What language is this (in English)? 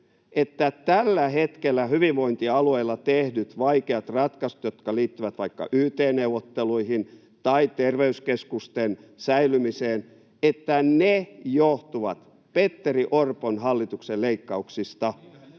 Finnish